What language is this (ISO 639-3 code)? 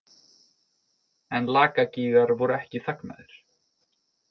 isl